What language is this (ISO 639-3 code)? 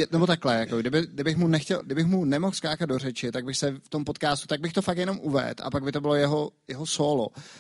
ces